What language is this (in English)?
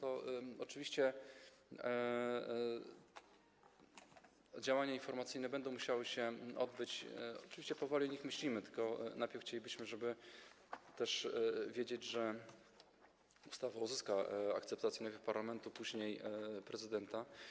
Polish